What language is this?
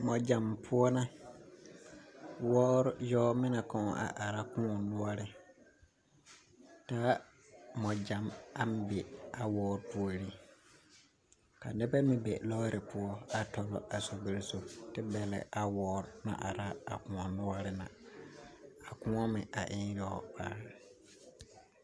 Southern Dagaare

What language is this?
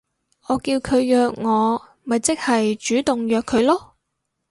Cantonese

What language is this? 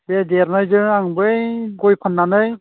Bodo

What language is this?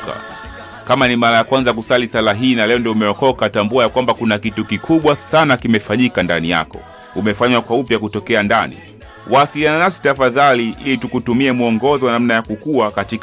Swahili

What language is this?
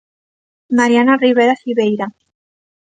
Galician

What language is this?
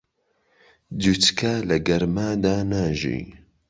Central Kurdish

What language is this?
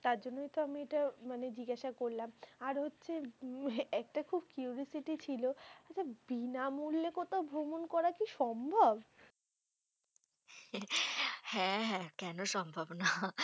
Bangla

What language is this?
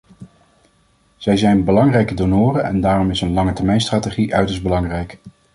Dutch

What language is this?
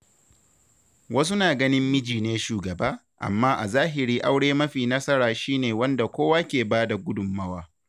Hausa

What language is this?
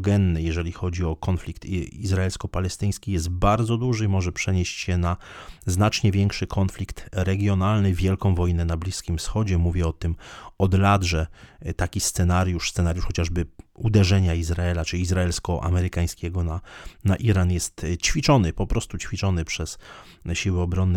Polish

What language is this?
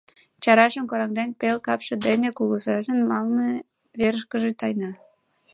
Mari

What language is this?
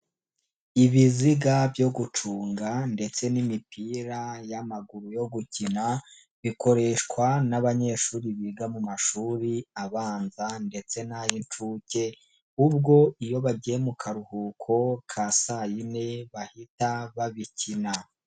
Kinyarwanda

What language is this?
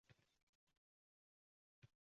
Uzbek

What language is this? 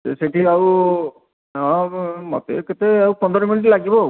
Odia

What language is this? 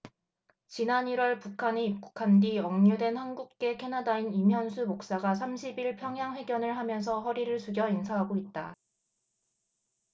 Korean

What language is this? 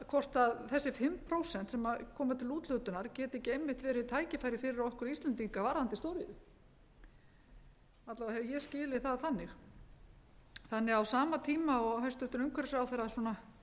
Icelandic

